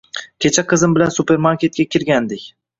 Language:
Uzbek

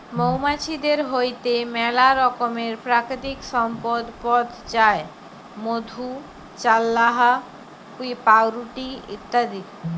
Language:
Bangla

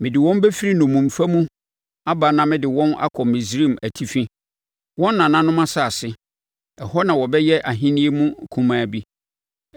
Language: Akan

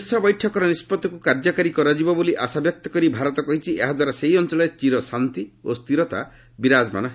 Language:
Odia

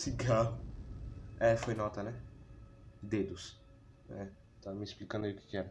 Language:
Portuguese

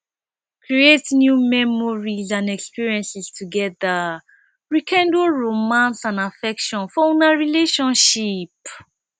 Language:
Nigerian Pidgin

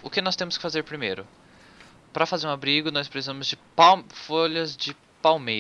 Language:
Portuguese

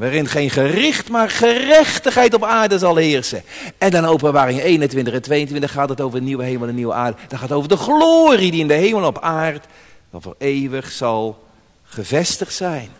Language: Dutch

